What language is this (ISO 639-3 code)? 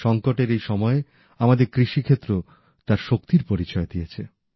ben